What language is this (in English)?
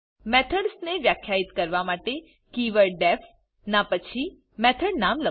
Gujarati